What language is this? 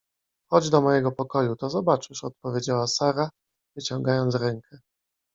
Polish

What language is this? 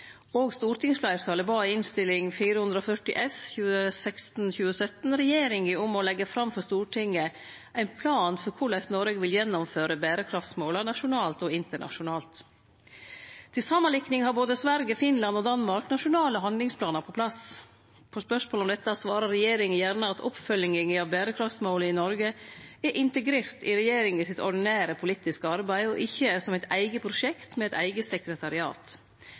Norwegian Nynorsk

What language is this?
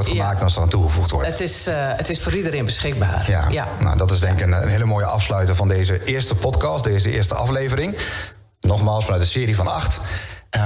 Dutch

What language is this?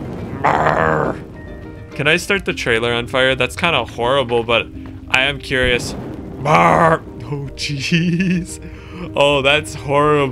English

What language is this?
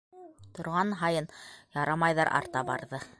Bashkir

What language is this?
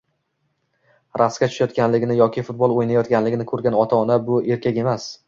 Uzbek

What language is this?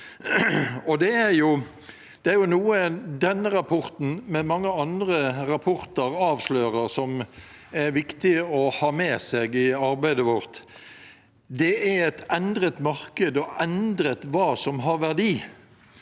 Norwegian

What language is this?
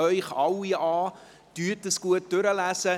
Swiss German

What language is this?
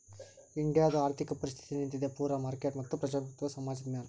Kannada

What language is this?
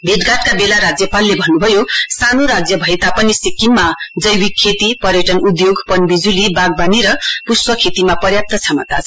Nepali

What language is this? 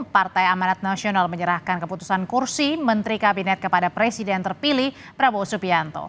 Indonesian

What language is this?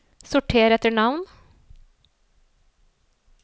Norwegian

